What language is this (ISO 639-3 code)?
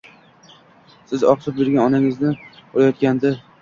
uzb